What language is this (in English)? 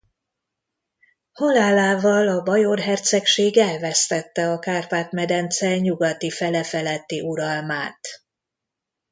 Hungarian